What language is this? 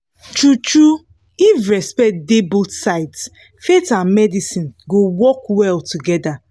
Nigerian Pidgin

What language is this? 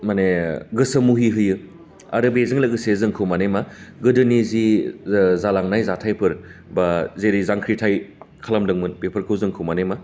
Bodo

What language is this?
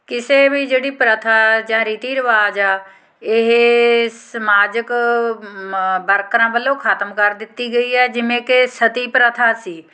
Punjabi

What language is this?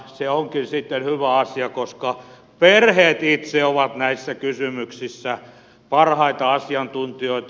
Finnish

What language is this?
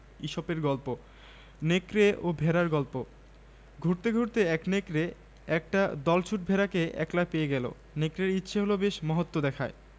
Bangla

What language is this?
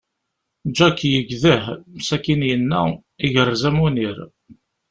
Kabyle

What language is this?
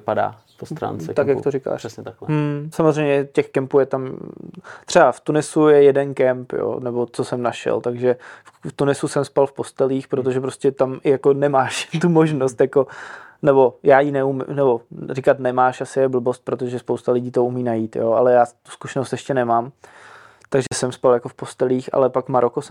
Czech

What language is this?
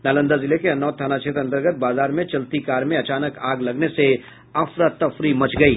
Hindi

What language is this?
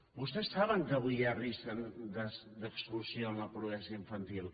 Catalan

